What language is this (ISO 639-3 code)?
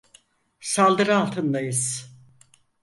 tur